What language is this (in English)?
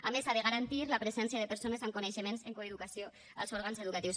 Catalan